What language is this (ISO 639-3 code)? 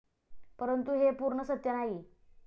mar